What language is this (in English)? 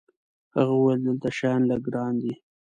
Pashto